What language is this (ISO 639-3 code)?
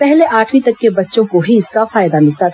hin